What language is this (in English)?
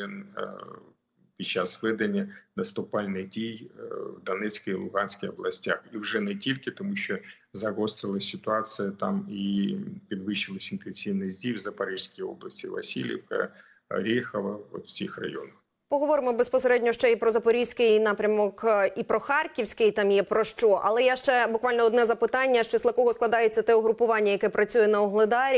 Russian